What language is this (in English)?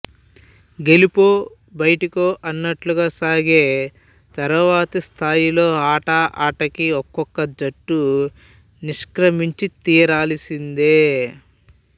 Telugu